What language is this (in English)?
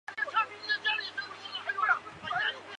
Chinese